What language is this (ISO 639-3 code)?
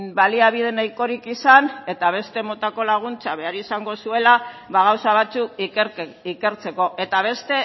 eus